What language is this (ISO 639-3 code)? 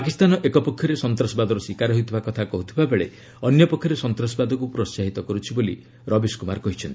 ori